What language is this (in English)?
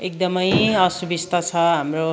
Nepali